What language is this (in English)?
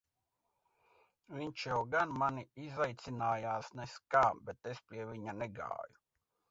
Latvian